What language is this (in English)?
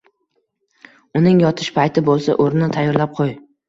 Uzbek